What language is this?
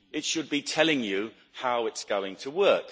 English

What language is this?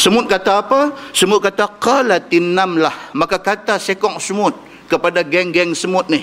Malay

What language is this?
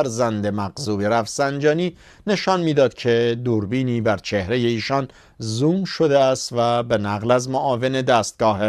Persian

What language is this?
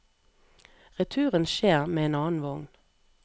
Norwegian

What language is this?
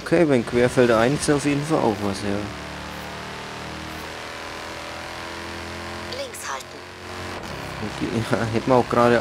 German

